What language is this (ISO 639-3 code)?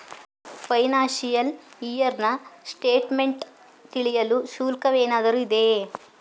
kan